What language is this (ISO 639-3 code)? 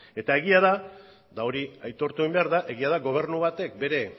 eus